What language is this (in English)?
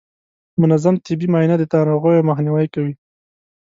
Pashto